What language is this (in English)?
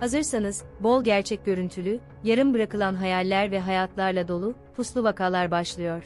Turkish